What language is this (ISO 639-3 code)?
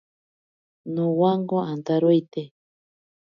prq